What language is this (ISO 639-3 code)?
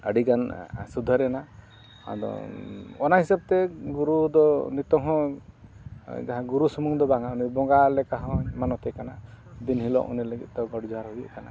sat